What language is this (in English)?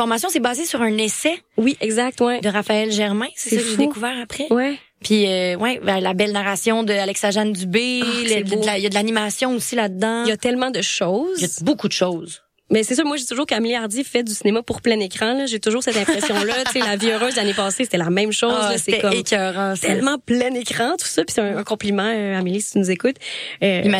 French